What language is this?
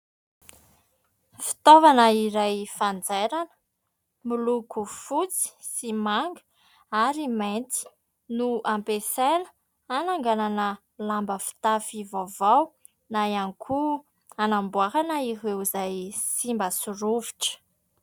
Malagasy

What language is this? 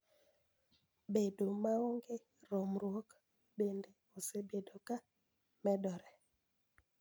Luo (Kenya and Tanzania)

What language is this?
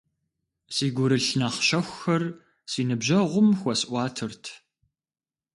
Kabardian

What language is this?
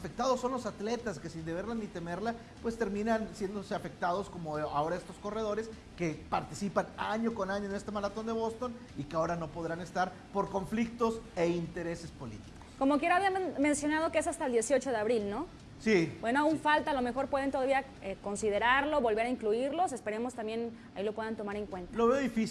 Spanish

